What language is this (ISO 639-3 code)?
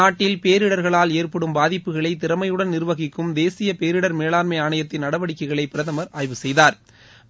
tam